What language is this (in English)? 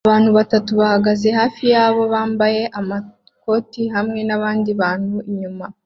Kinyarwanda